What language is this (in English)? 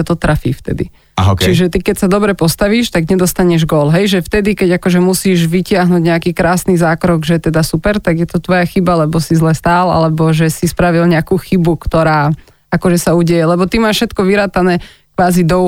Slovak